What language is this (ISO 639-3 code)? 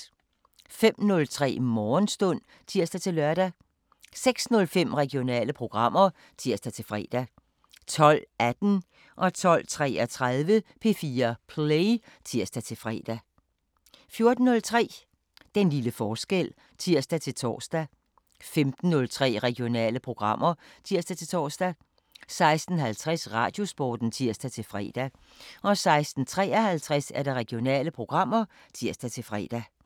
dan